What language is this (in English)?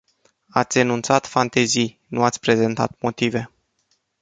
Romanian